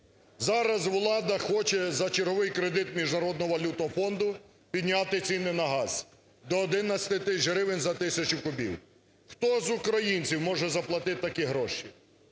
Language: Ukrainian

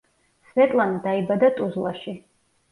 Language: Georgian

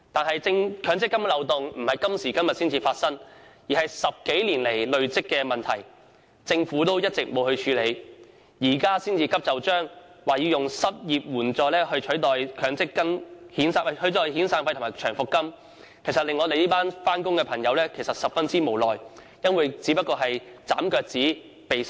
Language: Cantonese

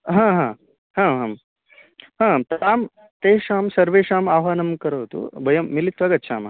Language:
Sanskrit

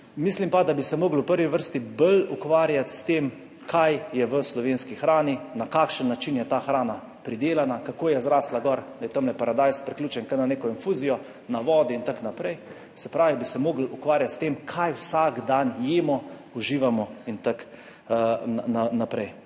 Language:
Slovenian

